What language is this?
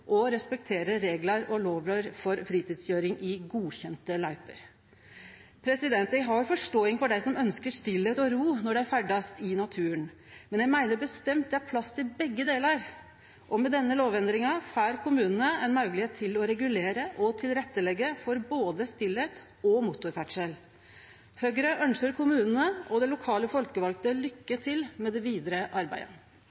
Norwegian Nynorsk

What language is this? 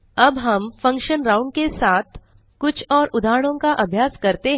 Hindi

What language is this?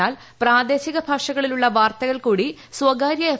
Malayalam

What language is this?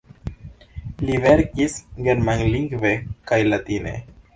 Esperanto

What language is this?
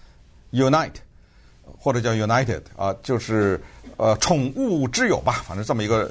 Chinese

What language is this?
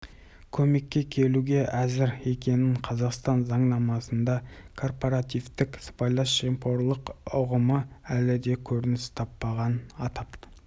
Kazakh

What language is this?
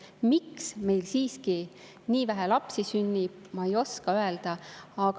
Estonian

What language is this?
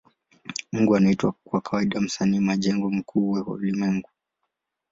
Swahili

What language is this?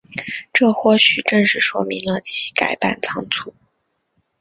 Chinese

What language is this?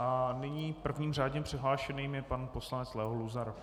Czech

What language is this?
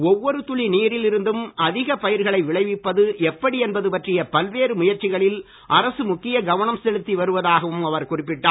Tamil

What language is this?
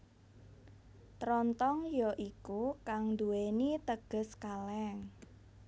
Javanese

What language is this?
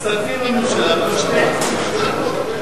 Hebrew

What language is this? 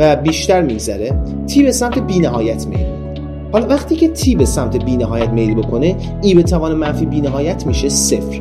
Persian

